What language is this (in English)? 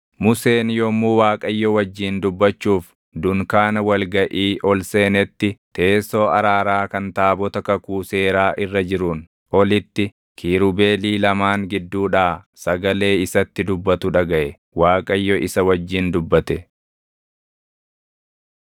Oromo